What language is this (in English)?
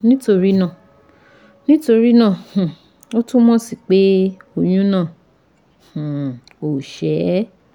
Yoruba